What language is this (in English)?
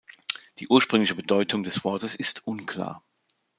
German